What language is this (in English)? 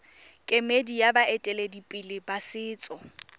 Tswana